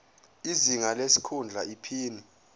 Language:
Zulu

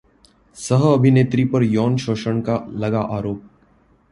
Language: Hindi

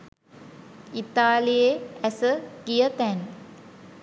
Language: Sinhala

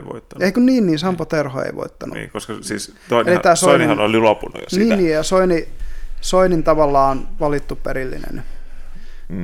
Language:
Finnish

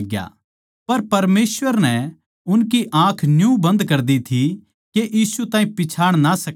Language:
Haryanvi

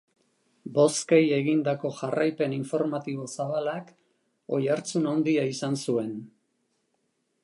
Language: Basque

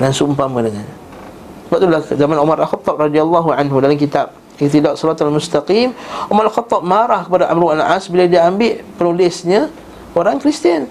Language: Malay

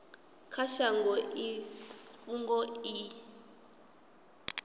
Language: Venda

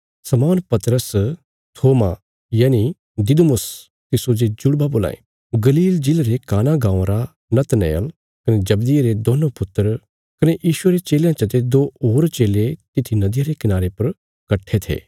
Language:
Bilaspuri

